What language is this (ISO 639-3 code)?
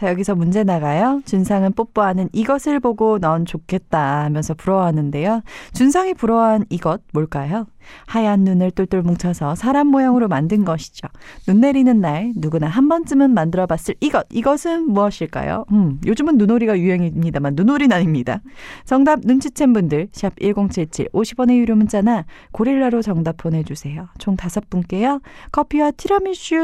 kor